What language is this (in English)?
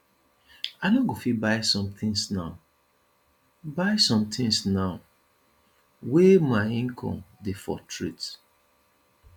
Nigerian Pidgin